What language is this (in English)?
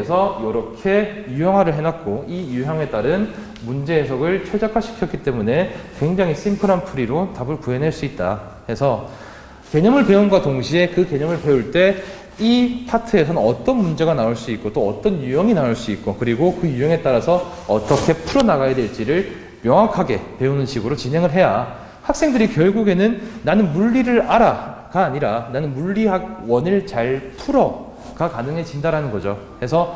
Korean